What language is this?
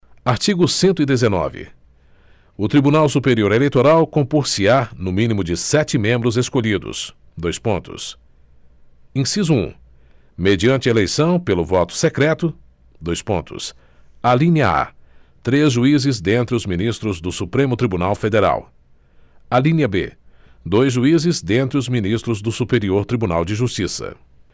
Portuguese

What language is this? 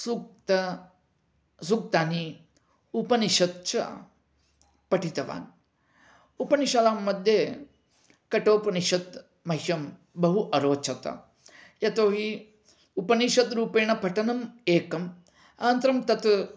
Sanskrit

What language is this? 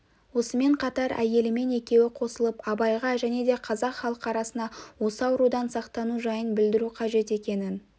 Kazakh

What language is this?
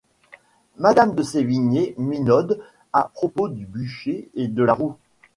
French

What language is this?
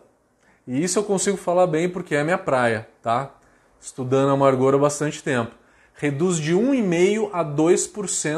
Portuguese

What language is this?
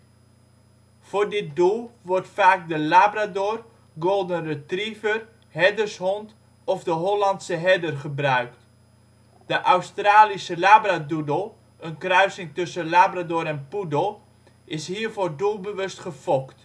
Dutch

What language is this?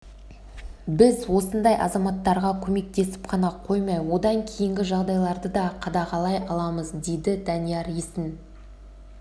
Kazakh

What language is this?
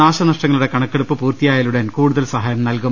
Malayalam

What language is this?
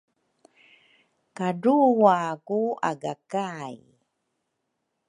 Rukai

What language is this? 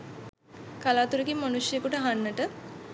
Sinhala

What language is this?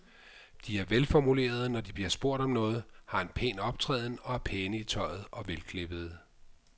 Danish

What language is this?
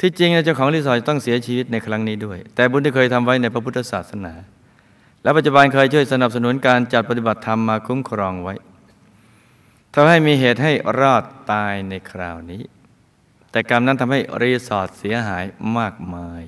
Thai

